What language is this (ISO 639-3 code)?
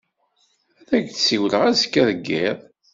kab